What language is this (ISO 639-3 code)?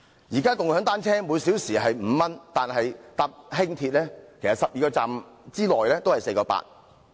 yue